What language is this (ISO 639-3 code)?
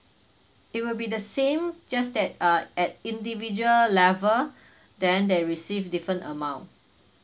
eng